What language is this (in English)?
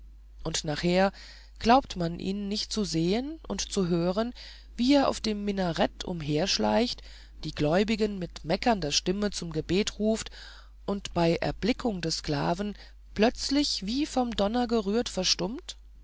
German